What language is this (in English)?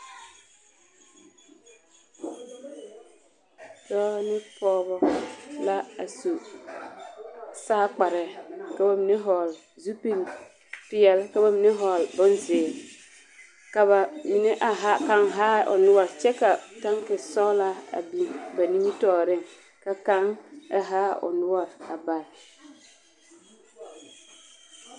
Southern Dagaare